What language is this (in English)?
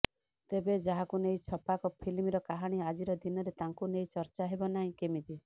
Odia